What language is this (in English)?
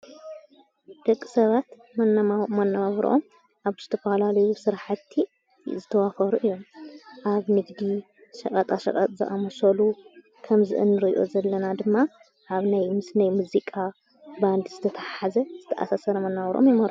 Tigrinya